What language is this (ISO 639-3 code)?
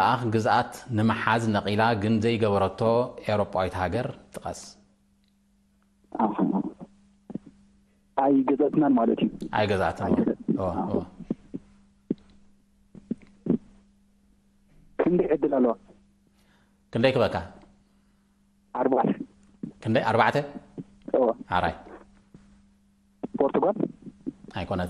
ara